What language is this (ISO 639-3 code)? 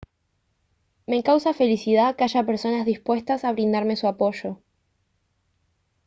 spa